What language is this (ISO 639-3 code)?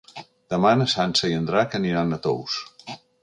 cat